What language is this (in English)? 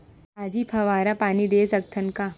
Chhattisgarhi